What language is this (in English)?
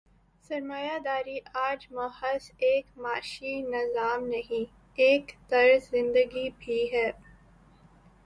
Urdu